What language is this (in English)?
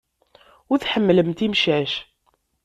Kabyle